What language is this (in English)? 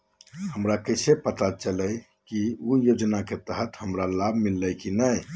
Magahi